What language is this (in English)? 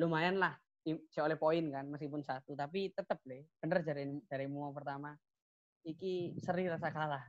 Indonesian